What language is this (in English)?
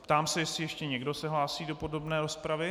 Czech